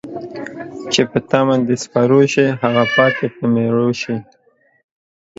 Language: Pashto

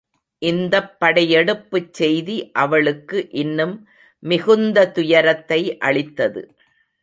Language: Tamil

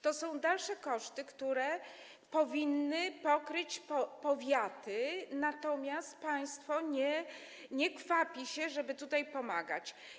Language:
Polish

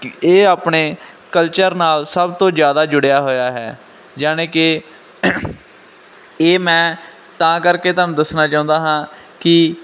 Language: Punjabi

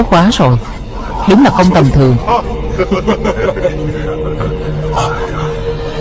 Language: Vietnamese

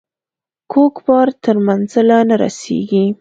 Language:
Pashto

